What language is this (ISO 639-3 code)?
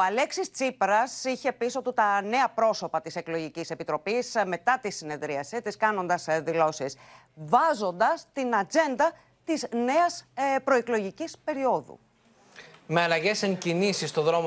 ell